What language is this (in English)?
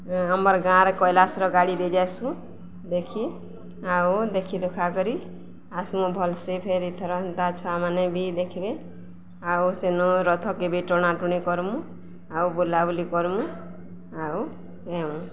Odia